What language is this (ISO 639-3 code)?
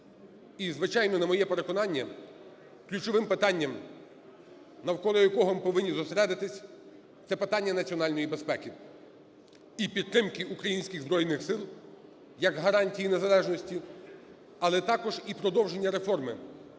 ukr